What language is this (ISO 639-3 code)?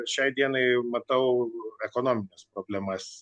lit